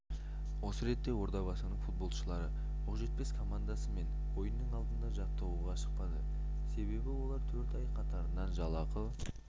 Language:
Kazakh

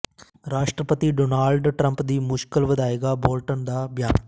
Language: Punjabi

